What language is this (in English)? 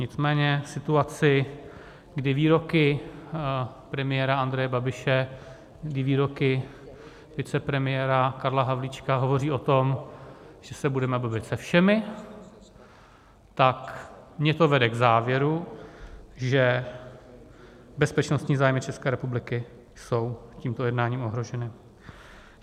Czech